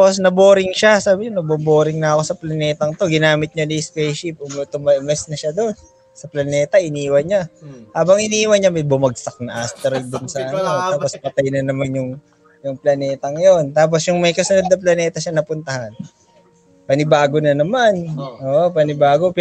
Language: Filipino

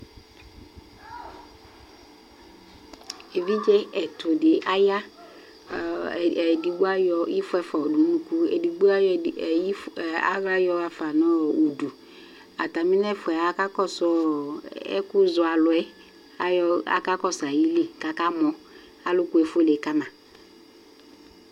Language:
Ikposo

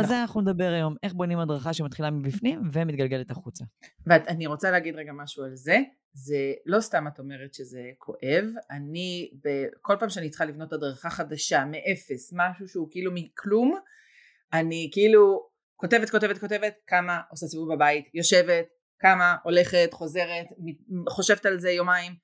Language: Hebrew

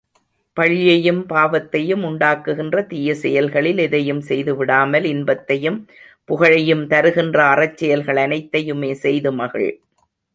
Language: Tamil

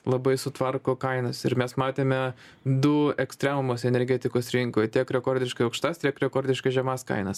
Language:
Lithuanian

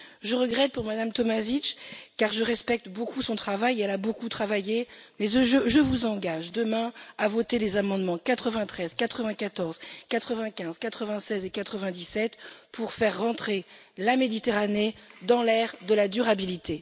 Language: French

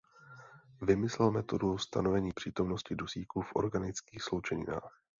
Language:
Czech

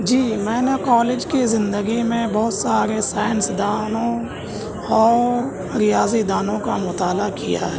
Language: Urdu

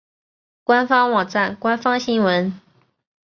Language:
Chinese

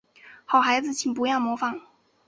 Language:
Chinese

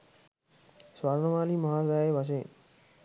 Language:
Sinhala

